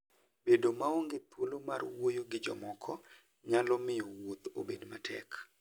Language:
Luo (Kenya and Tanzania)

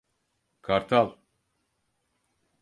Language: Turkish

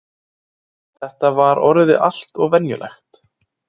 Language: Icelandic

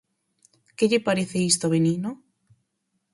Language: Galician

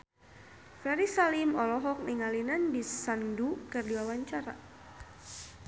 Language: Sundanese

